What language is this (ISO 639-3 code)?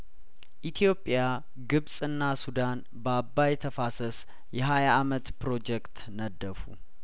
amh